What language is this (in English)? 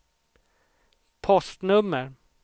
Swedish